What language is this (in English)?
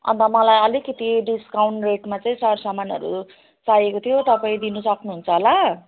Nepali